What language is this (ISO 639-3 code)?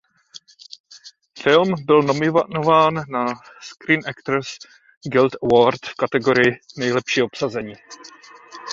ces